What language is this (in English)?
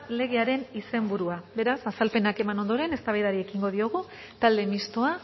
Basque